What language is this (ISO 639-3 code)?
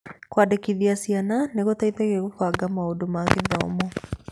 kik